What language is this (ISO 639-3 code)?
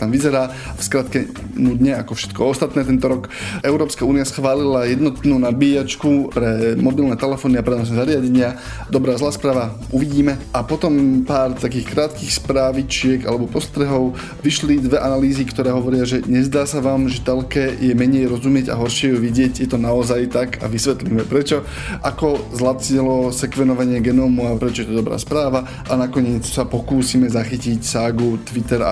slk